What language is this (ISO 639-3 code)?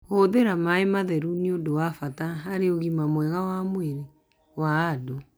kik